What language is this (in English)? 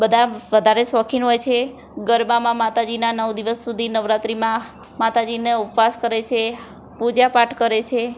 Gujarati